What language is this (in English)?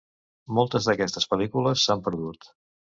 Catalan